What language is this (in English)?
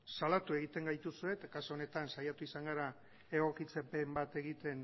Basque